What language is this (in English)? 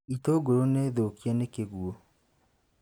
Kikuyu